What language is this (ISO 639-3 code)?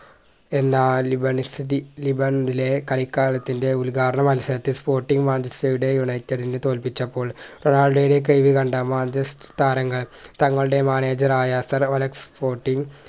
mal